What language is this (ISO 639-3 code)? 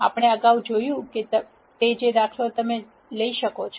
guj